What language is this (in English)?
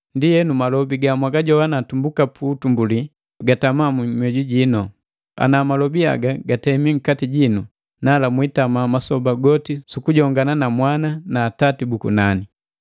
Matengo